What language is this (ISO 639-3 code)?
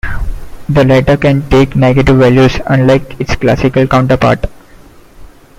eng